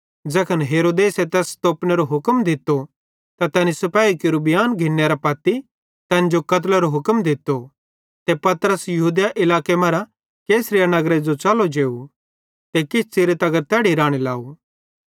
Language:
Bhadrawahi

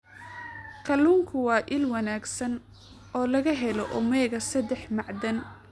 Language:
Somali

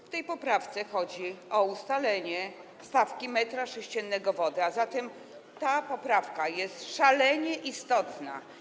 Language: Polish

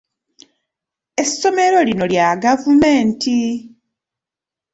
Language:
Ganda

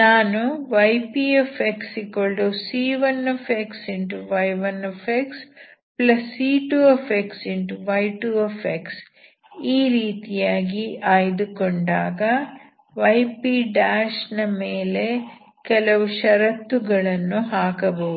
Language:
Kannada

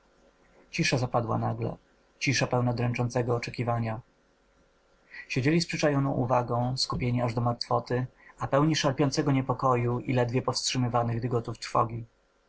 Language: Polish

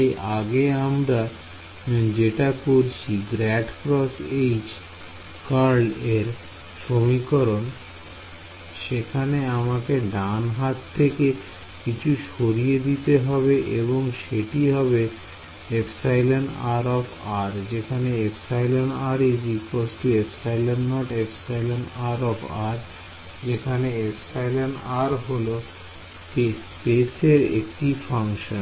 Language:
Bangla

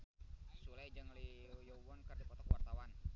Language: Sundanese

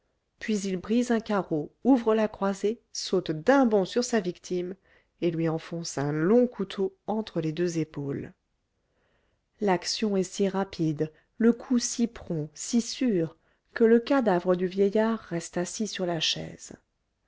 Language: French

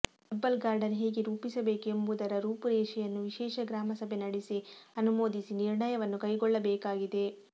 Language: Kannada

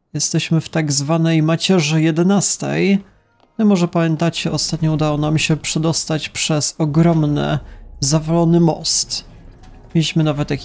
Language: Polish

